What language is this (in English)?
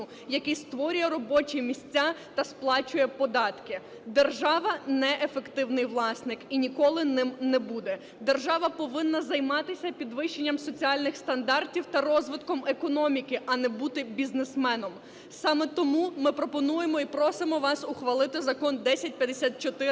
Ukrainian